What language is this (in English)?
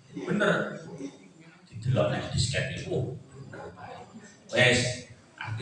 Indonesian